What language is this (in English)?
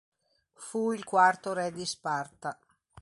Italian